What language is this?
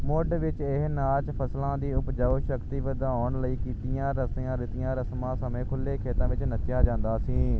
Punjabi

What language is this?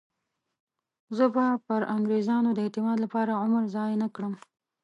Pashto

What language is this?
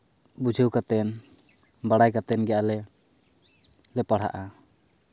Santali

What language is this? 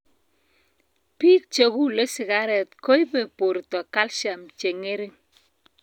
Kalenjin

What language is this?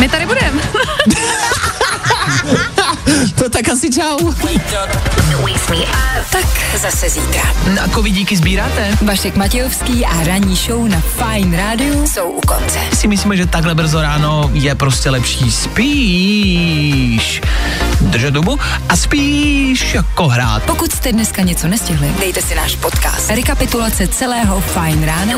Czech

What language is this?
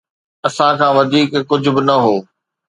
Sindhi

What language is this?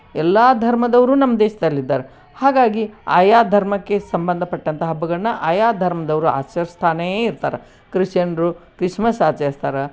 Kannada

